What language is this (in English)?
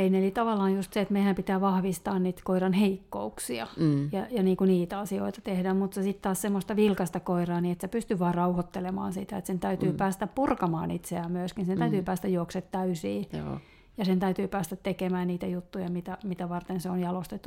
Finnish